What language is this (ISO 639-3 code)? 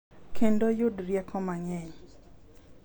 luo